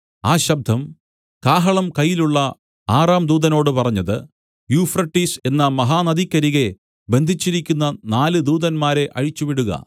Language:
Malayalam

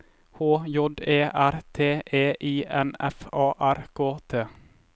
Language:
Norwegian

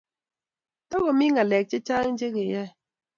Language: Kalenjin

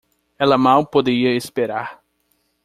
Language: Portuguese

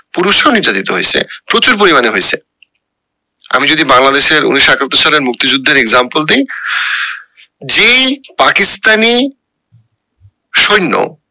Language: Bangla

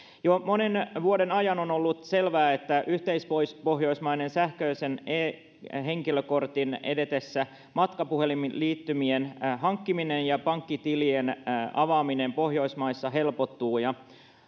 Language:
Finnish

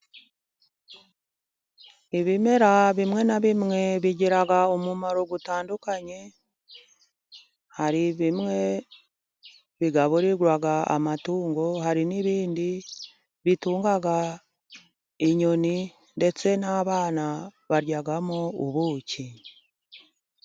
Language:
Kinyarwanda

